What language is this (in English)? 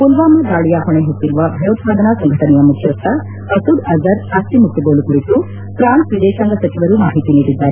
Kannada